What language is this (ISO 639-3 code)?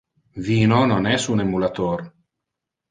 ina